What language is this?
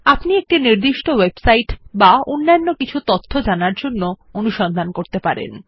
Bangla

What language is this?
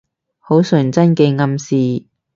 Cantonese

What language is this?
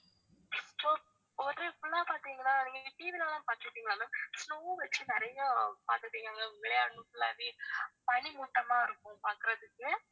Tamil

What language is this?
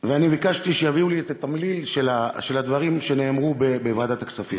Hebrew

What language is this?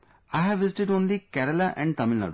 English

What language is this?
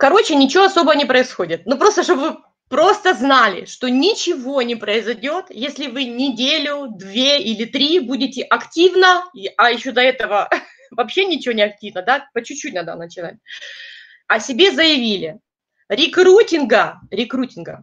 Russian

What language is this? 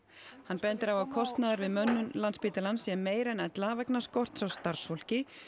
Icelandic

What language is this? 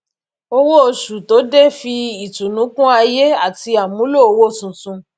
Yoruba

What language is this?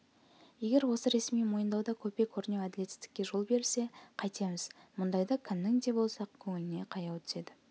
Kazakh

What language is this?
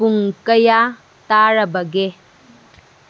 Manipuri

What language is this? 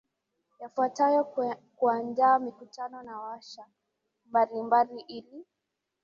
Swahili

